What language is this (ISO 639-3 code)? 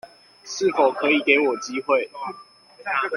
zho